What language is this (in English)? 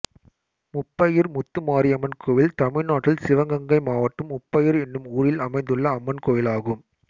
Tamil